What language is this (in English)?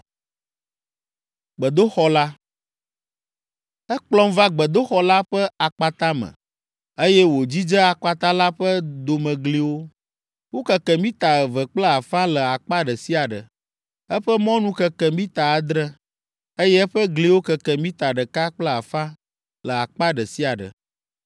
Ewe